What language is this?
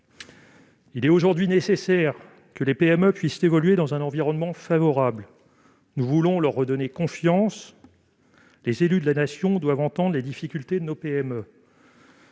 French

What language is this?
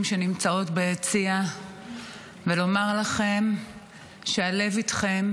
Hebrew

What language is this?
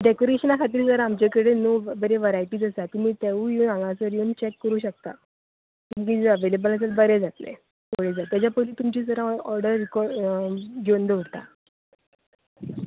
Konkani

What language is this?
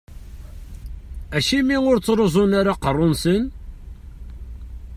Kabyle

